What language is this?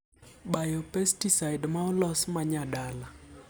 Luo (Kenya and Tanzania)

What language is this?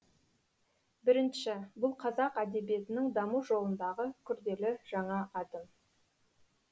Kazakh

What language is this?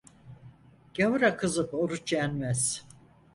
Turkish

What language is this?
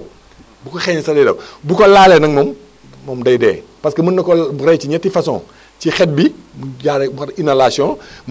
Wolof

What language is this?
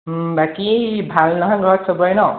Assamese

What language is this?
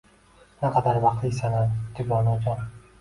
Uzbek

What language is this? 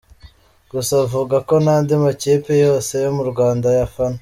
Kinyarwanda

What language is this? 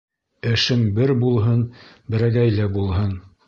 Bashkir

